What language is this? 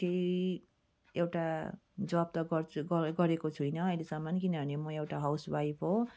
Nepali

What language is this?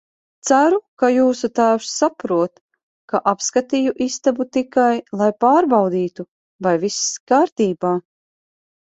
Latvian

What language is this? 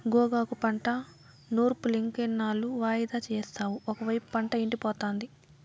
Telugu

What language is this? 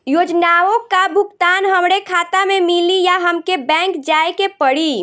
Bhojpuri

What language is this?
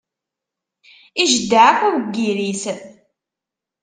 Kabyle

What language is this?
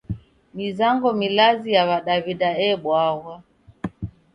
Taita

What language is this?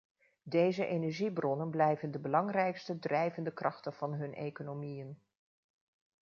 Dutch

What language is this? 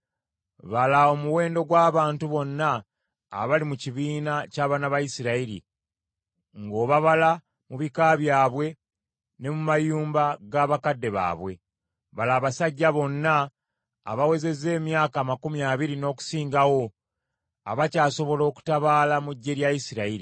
Ganda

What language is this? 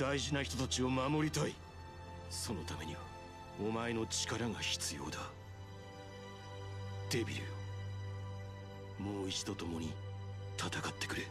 Japanese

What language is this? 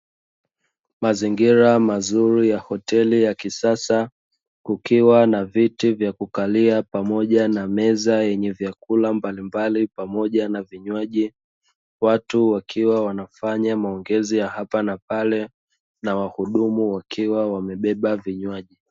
Swahili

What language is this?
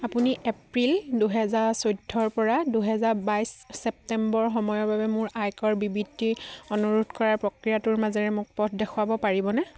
Assamese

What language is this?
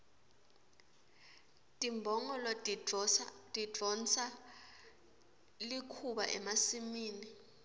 Swati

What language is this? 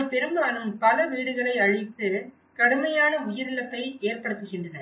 Tamil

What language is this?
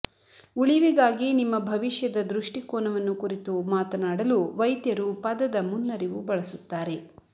Kannada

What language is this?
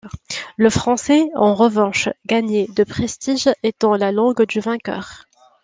French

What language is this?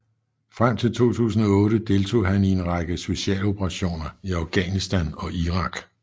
Danish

